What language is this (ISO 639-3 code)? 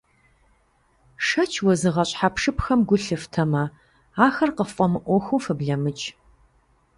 kbd